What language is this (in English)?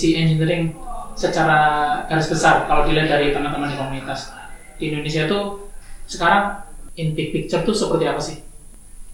Indonesian